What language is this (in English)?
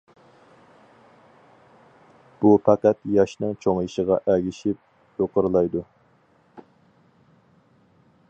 Uyghur